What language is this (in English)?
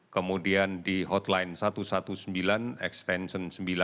Indonesian